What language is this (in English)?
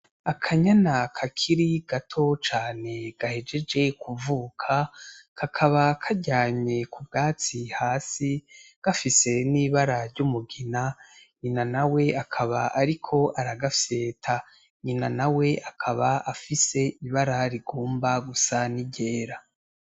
Rundi